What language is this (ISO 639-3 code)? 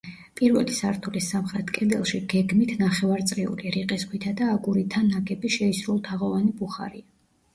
kat